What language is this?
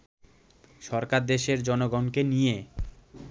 Bangla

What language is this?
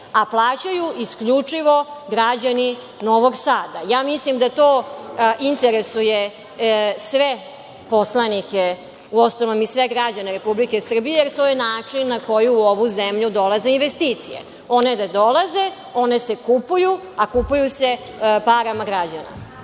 Serbian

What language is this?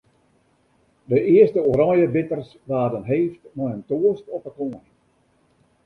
Western Frisian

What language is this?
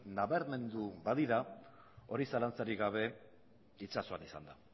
Basque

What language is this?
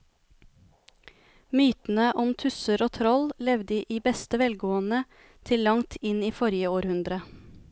Norwegian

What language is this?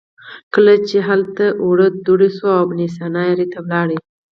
Pashto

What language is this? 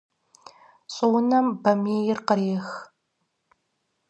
Kabardian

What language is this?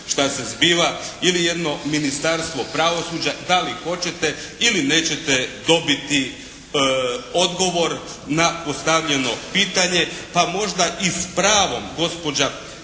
Croatian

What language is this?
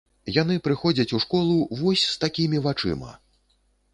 Belarusian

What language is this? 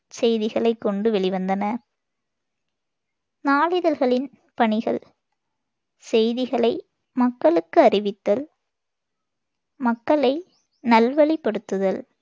Tamil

